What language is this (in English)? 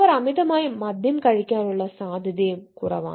Malayalam